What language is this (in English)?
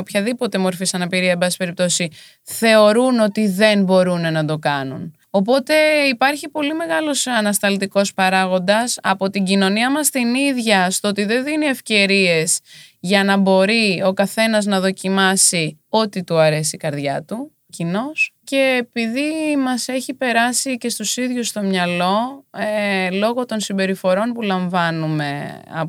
Greek